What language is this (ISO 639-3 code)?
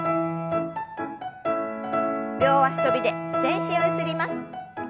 jpn